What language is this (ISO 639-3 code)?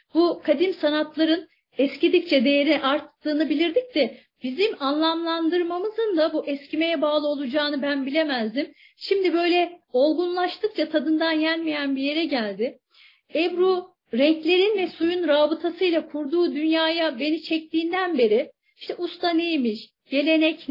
tur